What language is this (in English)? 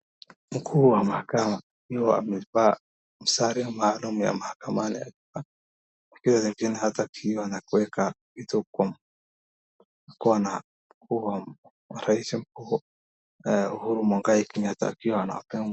Swahili